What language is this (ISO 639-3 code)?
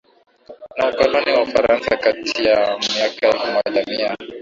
swa